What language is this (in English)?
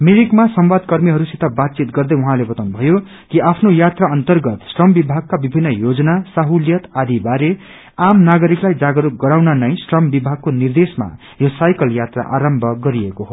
Nepali